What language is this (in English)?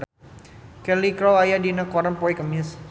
Sundanese